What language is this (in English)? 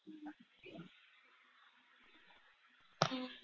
Punjabi